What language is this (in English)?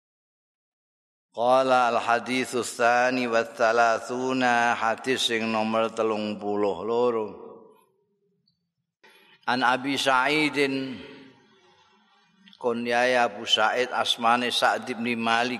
Indonesian